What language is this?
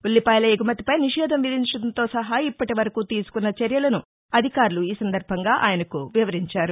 Telugu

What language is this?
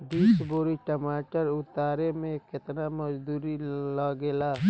Bhojpuri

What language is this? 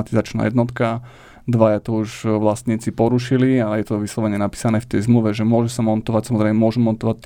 Slovak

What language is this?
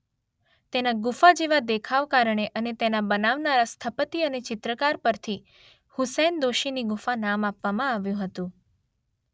Gujarati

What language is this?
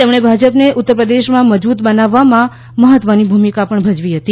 Gujarati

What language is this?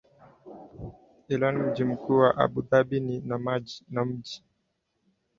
Swahili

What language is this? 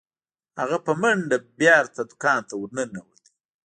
Pashto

